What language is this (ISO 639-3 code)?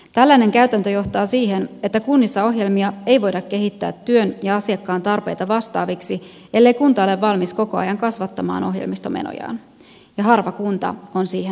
fin